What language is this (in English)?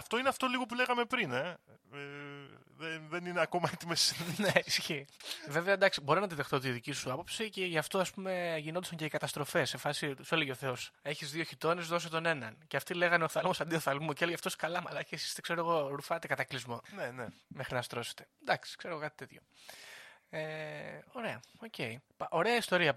Greek